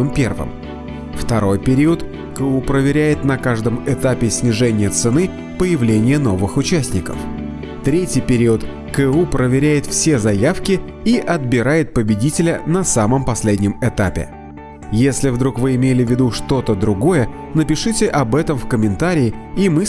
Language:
Russian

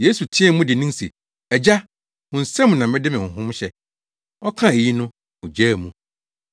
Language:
Akan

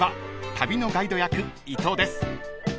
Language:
Japanese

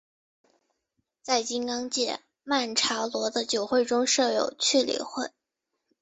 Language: Chinese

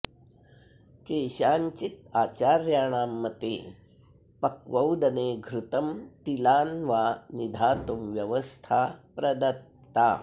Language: Sanskrit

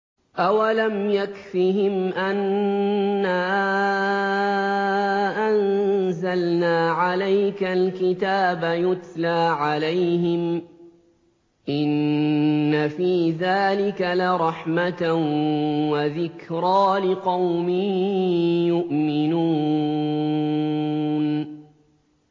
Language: Arabic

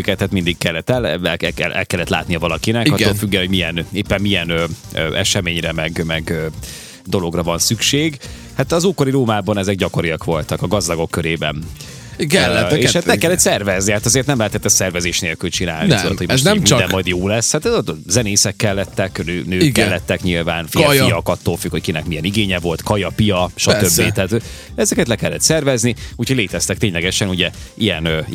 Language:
Hungarian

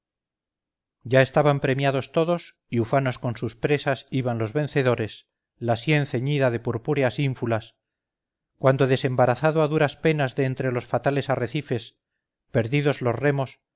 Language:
Spanish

